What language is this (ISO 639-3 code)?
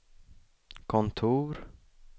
swe